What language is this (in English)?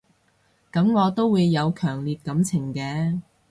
Cantonese